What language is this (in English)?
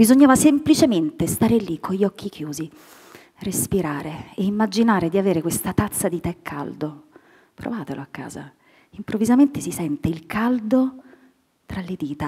Italian